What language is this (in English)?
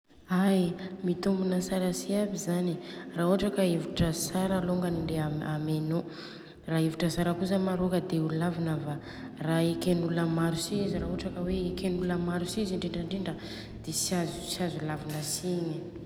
Southern Betsimisaraka Malagasy